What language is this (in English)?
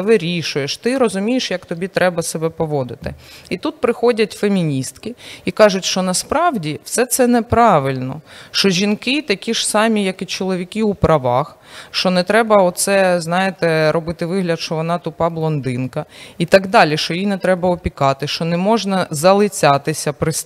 Ukrainian